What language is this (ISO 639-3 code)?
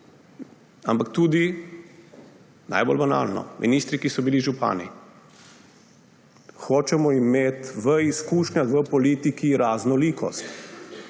slv